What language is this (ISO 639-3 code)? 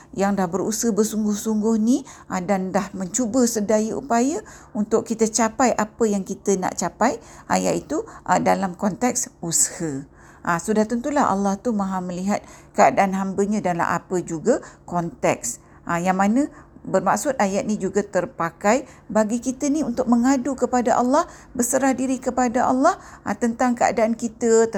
msa